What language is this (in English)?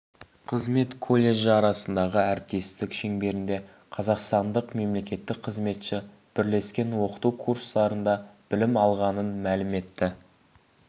Kazakh